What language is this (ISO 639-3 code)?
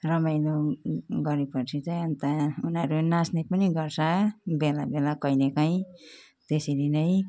nep